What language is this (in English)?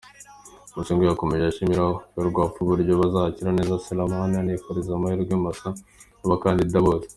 Kinyarwanda